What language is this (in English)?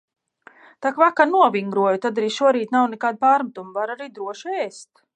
Latvian